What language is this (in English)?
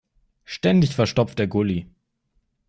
German